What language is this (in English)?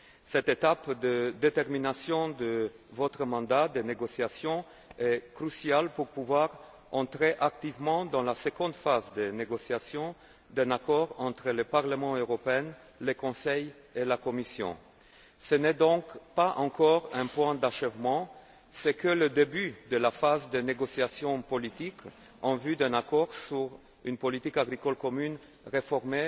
French